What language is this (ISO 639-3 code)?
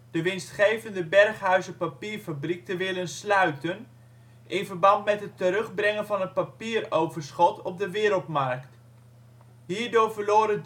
nld